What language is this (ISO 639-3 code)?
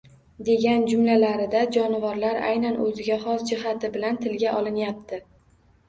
uzb